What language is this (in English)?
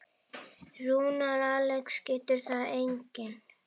Icelandic